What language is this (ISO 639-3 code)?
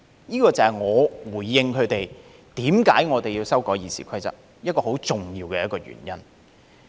yue